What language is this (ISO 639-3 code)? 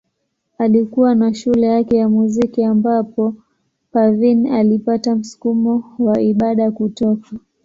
swa